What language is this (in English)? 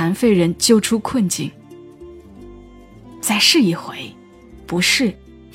Chinese